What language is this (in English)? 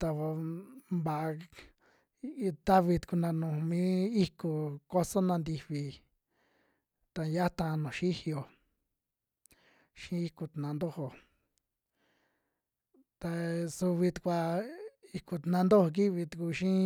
Western Juxtlahuaca Mixtec